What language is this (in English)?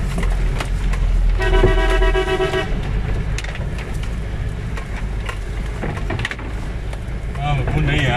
Turkish